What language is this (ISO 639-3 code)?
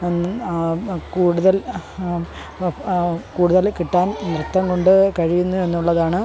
mal